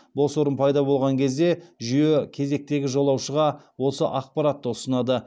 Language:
Kazakh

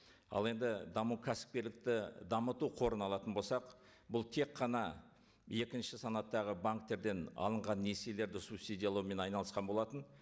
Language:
Kazakh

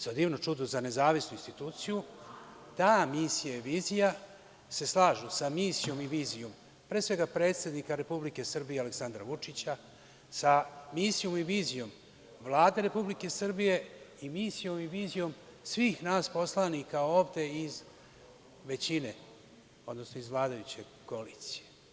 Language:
Serbian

